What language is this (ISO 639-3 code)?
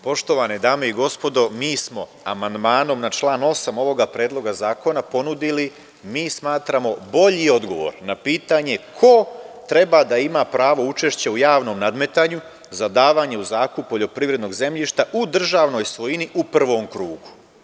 srp